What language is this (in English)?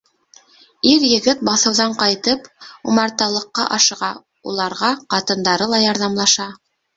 Bashkir